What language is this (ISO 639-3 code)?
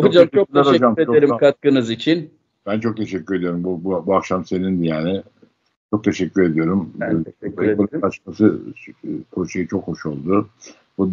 tur